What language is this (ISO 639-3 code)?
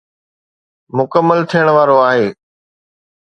snd